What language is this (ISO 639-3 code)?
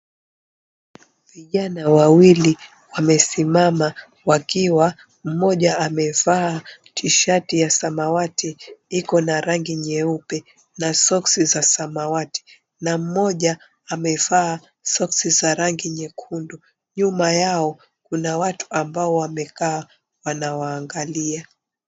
swa